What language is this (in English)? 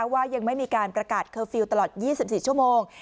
Thai